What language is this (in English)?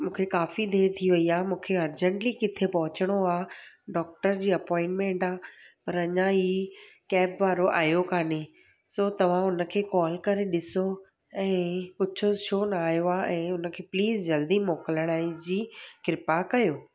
Sindhi